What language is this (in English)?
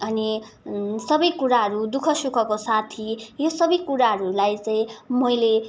Nepali